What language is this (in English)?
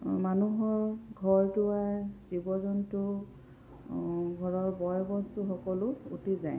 Assamese